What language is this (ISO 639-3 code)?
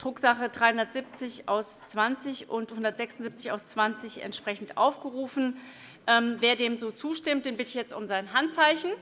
deu